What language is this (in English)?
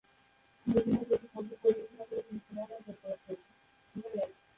Bangla